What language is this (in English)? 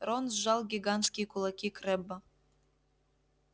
Russian